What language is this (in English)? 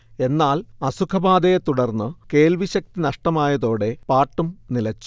Malayalam